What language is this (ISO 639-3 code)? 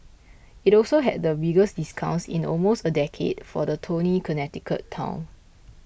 eng